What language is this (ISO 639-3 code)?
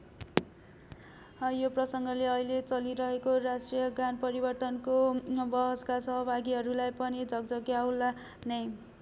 nep